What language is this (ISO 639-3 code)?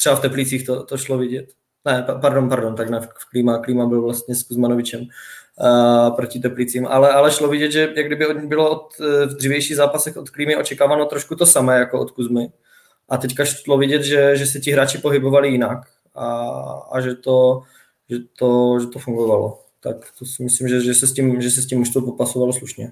ces